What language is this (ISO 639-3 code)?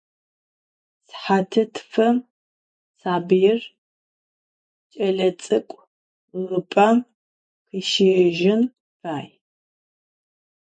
ady